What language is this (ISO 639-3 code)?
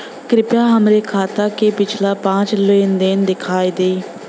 bho